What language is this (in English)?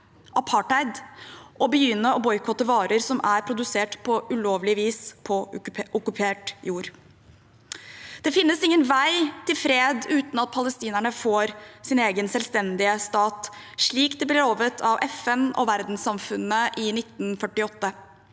Norwegian